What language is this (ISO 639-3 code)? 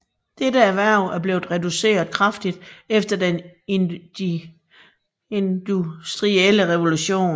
dan